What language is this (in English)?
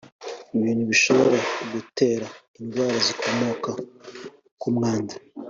Kinyarwanda